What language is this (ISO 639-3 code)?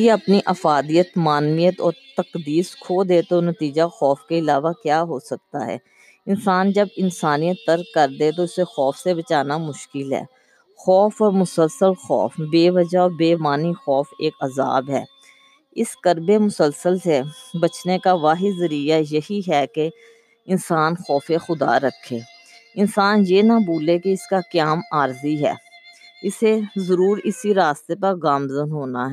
urd